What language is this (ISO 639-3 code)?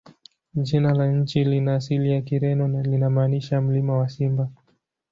swa